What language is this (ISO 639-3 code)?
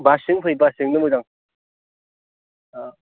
brx